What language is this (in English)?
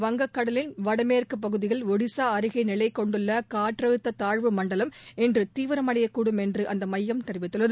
Tamil